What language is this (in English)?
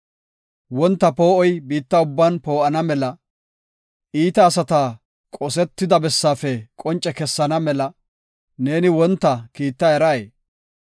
Gofa